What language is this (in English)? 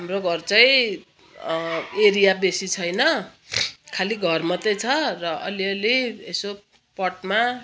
Nepali